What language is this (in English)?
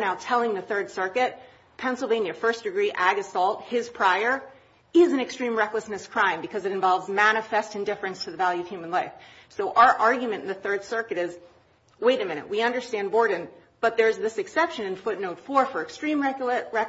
English